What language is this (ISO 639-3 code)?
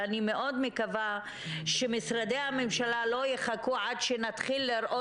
heb